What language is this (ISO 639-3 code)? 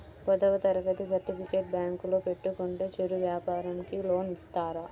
tel